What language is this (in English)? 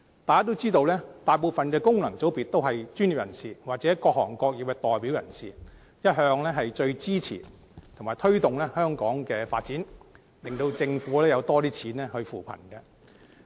Cantonese